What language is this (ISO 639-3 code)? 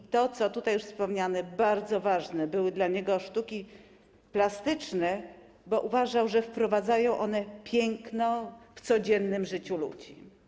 pol